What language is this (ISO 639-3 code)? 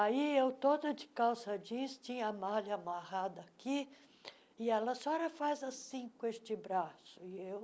por